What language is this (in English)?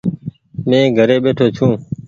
Goaria